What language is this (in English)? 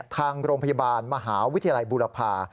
Thai